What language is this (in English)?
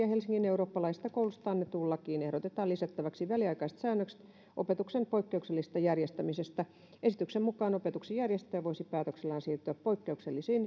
Finnish